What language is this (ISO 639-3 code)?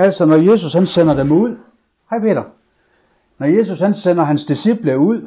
dan